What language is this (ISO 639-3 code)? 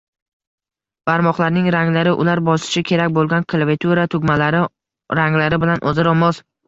uzb